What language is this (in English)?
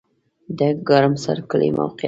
Pashto